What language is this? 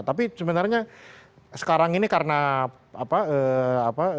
Indonesian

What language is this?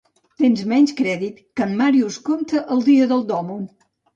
Catalan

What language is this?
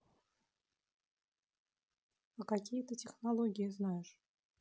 Russian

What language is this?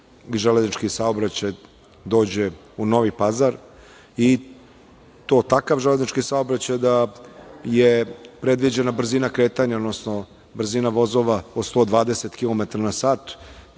Serbian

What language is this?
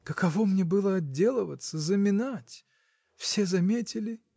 Russian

